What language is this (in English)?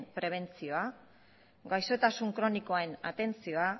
Basque